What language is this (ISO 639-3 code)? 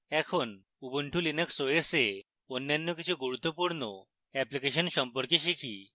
ben